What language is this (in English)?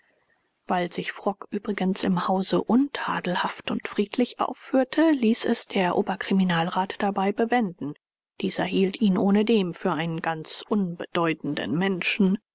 German